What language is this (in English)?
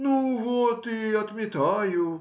Russian